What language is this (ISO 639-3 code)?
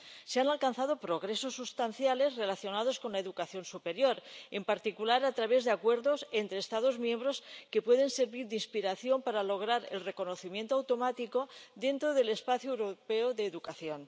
spa